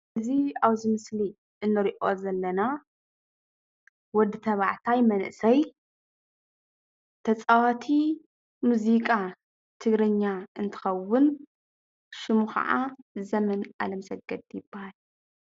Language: Tigrinya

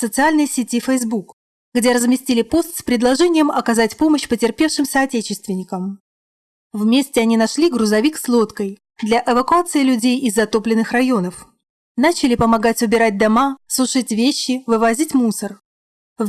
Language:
Russian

